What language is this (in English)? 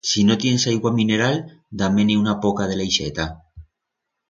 Aragonese